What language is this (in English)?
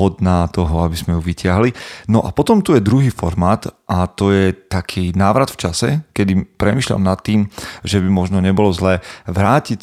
Slovak